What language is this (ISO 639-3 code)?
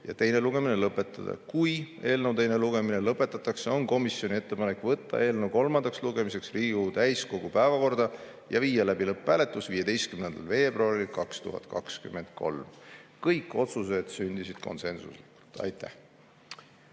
est